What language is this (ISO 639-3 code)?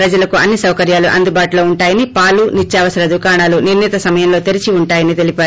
tel